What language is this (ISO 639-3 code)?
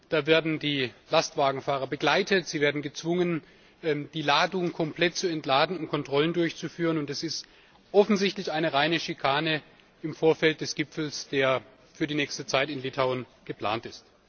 deu